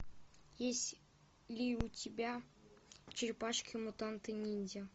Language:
Russian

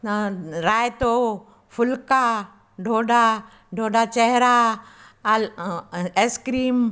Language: Sindhi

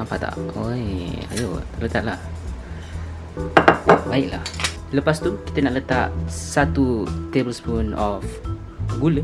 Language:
Malay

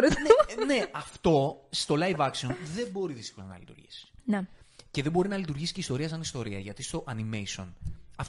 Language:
Greek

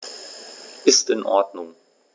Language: German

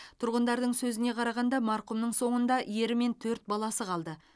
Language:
Kazakh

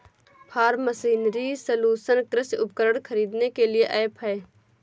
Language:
Hindi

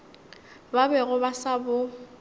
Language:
Northern Sotho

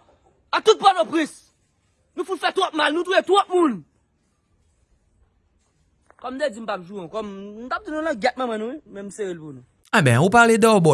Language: French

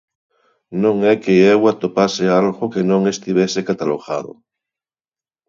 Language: Galician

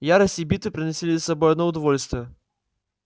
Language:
Russian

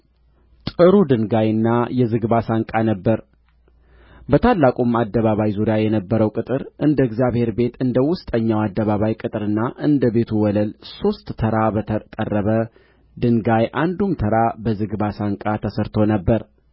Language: Amharic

